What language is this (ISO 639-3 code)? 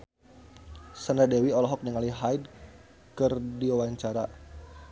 sun